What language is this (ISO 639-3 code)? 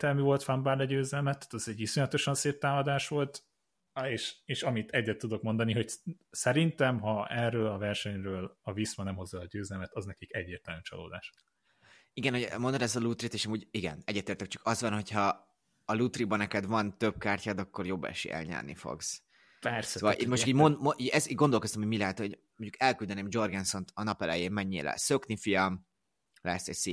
hun